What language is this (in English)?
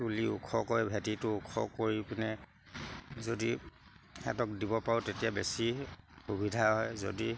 Assamese